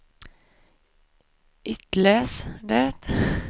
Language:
Swedish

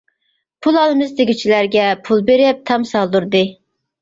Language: Uyghur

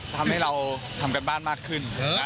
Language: Thai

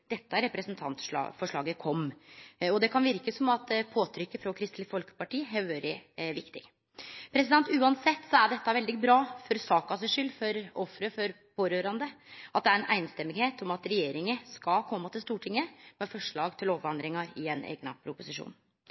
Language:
Norwegian Nynorsk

